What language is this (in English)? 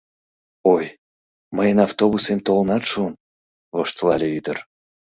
Mari